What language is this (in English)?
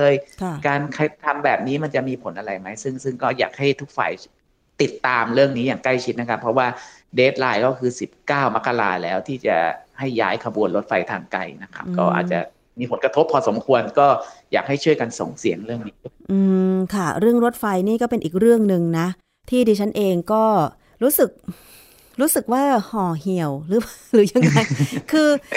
Thai